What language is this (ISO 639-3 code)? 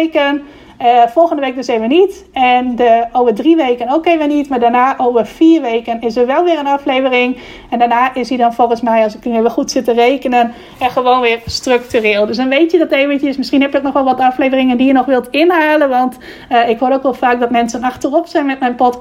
nld